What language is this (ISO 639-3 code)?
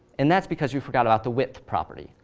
eng